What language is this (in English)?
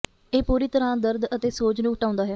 Punjabi